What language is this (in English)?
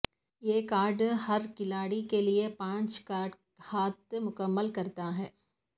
Urdu